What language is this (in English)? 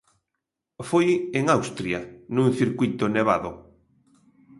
Galician